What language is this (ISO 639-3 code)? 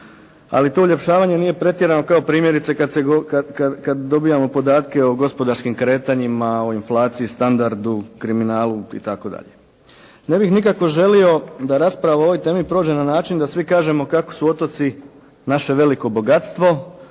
hrv